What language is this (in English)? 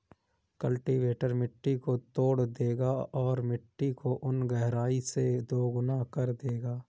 Hindi